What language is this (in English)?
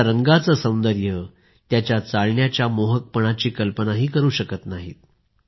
Marathi